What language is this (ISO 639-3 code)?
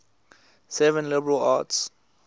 eng